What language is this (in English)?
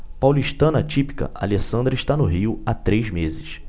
Portuguese